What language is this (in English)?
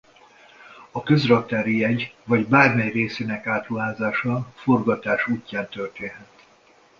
Hungarian